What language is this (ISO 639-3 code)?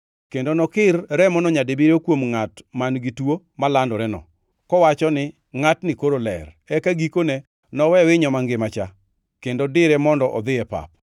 luo